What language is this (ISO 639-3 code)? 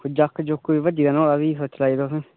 doi